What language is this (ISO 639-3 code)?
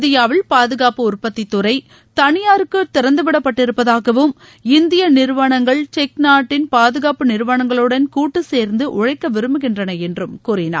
tam